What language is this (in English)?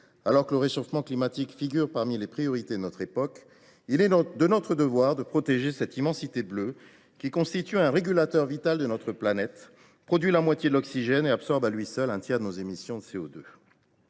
French